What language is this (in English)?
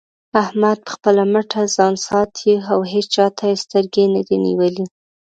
Pashto